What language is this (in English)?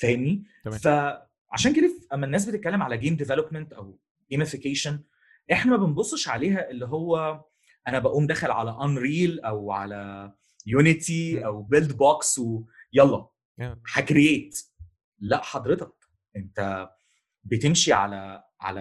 Arabic